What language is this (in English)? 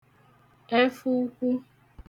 Igbo